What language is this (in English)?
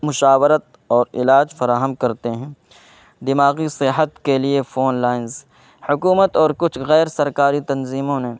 Urdu